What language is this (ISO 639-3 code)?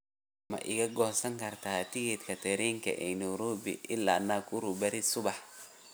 som